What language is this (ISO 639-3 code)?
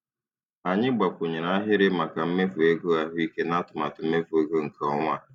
ibo